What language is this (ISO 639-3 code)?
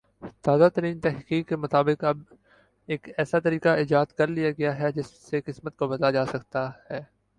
urd